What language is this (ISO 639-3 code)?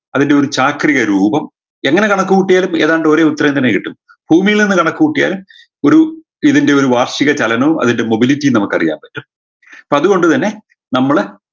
mal